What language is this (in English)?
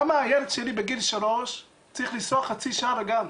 Hebrew